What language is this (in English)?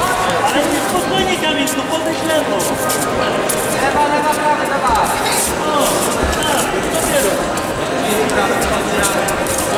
Polish